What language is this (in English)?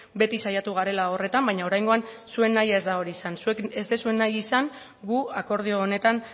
Basque